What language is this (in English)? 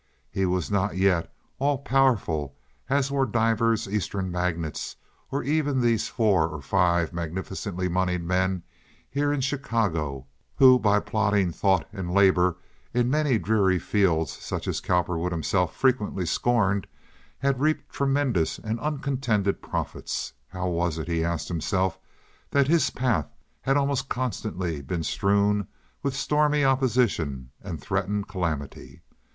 English